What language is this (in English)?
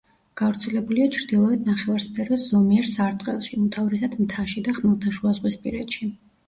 Georgian